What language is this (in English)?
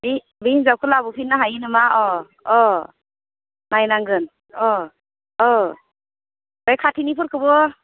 Bodo